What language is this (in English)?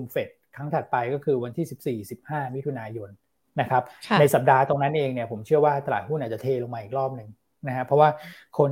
Thai